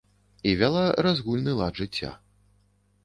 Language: Belarusian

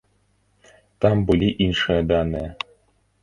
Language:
Belarusian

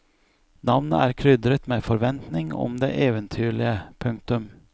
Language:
Norwegian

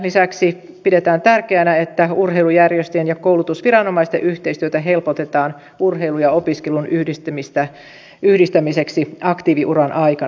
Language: Finnish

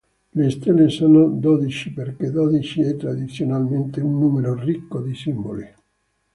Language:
Italian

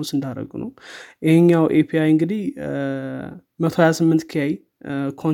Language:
Amharic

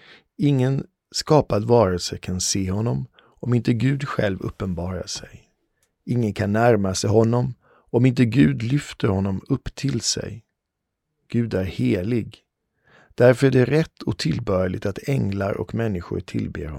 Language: Swedish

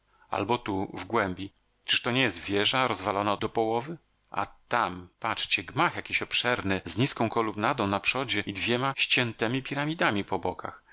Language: Polish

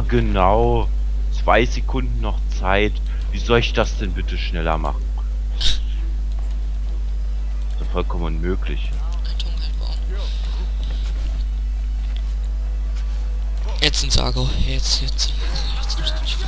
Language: German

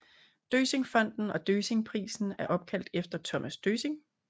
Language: Danish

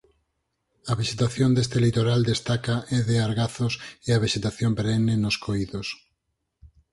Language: Galician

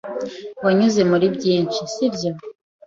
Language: Kinyarwanda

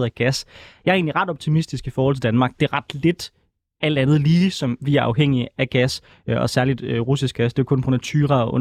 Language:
Danish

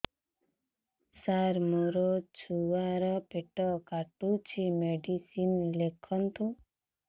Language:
Odia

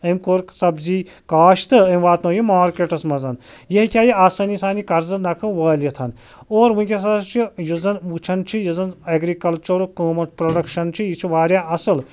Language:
Kashmiri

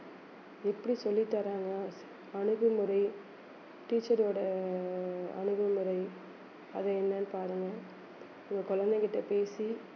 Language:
Tamil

